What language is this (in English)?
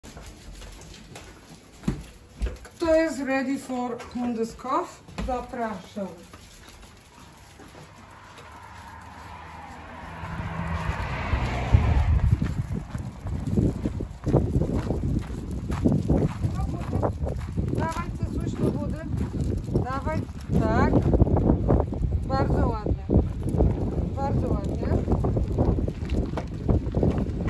Polish